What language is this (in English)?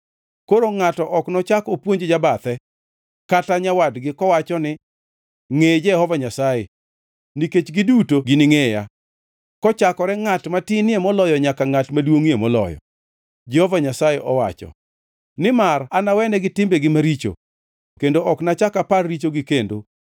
Luo (Kenya and Tanzania)